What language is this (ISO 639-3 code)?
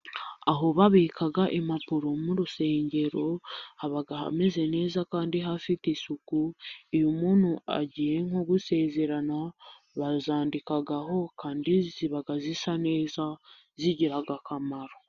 kin